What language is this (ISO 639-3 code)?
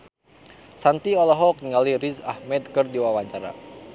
sun